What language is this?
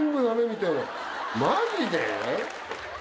Japanese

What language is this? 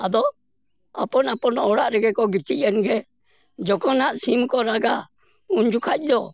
Santali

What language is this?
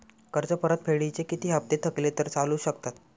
Marathi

